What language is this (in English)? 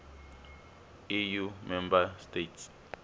Tsonga